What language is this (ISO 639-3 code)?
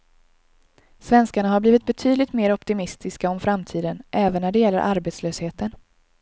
swe